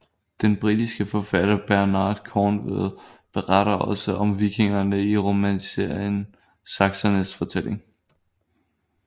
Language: Danish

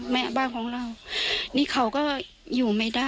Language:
Thai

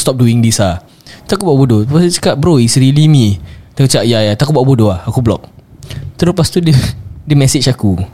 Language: Malay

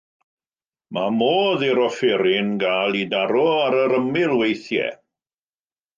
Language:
Welsh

